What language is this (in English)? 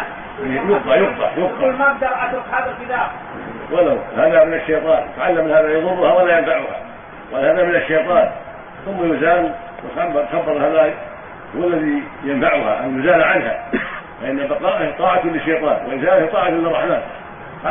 Arabic